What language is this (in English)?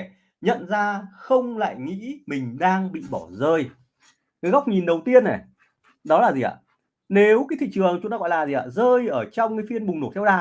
Vietnamese